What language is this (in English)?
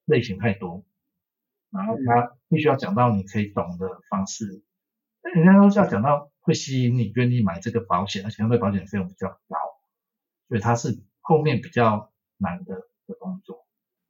Chinese